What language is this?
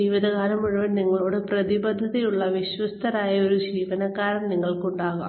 Malayalam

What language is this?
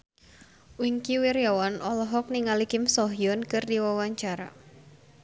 Sundanese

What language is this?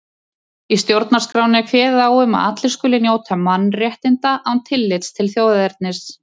Icelandic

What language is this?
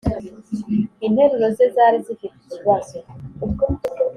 Kinyarwanda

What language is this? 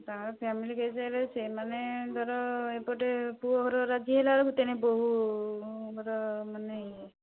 Odia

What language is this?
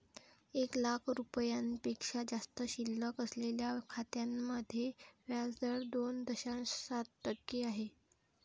Marathi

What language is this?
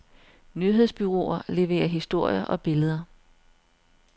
Danish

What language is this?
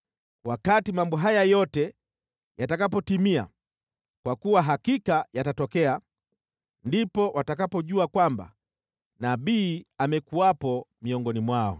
Swahili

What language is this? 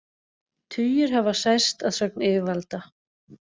Icelandic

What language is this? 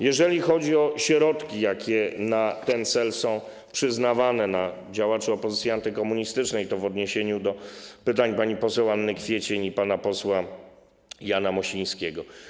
Polish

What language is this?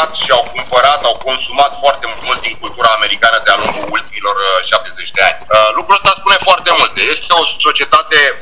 Romanian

